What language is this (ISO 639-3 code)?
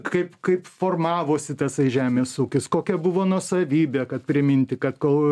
lit